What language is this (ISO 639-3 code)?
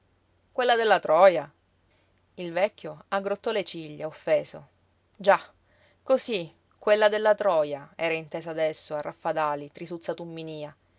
ita